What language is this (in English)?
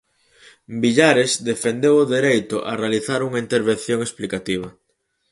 Galician